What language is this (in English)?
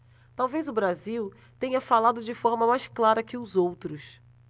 Portuguese